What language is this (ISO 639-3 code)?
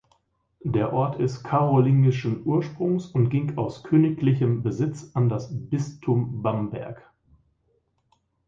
deu